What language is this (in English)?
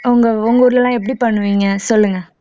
Tamil